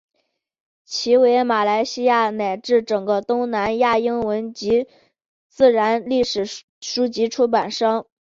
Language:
Chinese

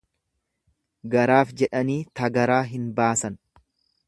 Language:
Oromo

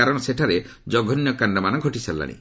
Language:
Odia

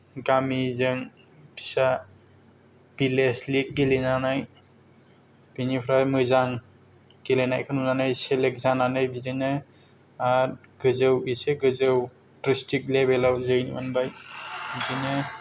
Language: Bodo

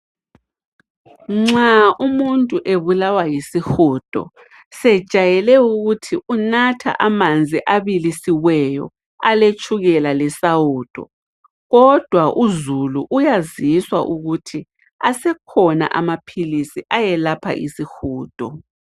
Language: North Ndebele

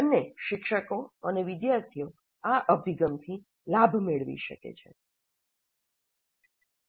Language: Gujarati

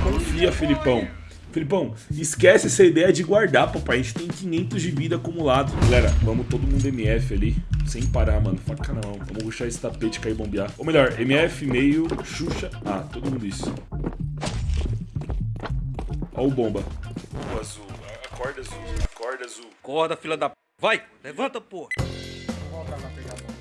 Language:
Portuguese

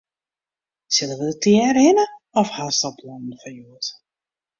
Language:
Western Frisian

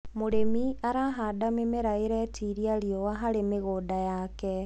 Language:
Kikuyu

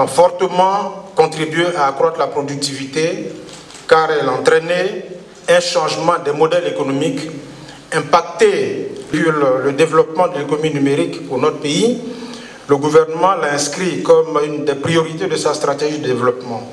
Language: French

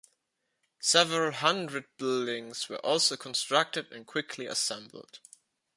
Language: English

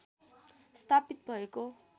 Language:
Nepali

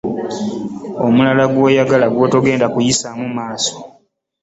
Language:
Ganda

